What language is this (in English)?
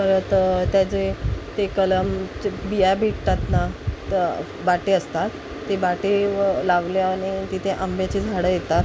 Marathi